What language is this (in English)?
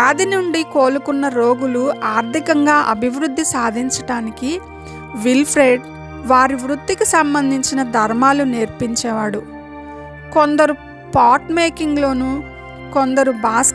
Telugu